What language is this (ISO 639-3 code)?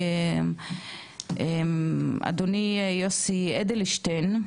heb